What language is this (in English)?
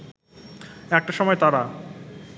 Bangla